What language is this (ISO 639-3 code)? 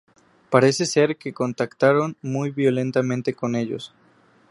spa